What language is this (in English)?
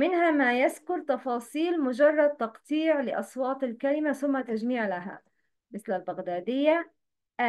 Arabic